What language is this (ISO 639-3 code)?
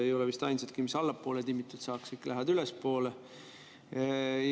est